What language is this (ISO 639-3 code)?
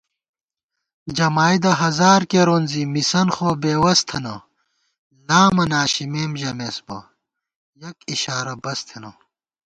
gwt